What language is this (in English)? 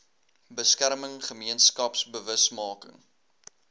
Afrikaans